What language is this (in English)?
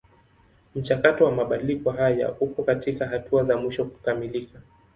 Swahili